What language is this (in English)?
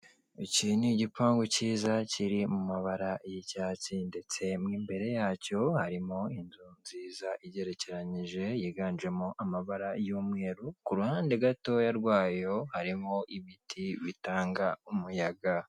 Kinyarwanda